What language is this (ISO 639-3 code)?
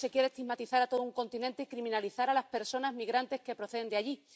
spa